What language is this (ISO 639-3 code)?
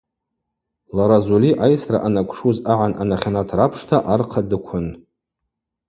abq